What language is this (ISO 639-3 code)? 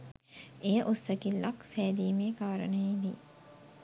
sin